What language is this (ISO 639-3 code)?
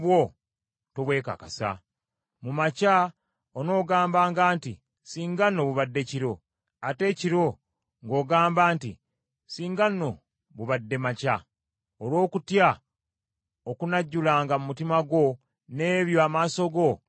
lug